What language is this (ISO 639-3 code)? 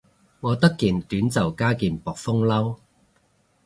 yue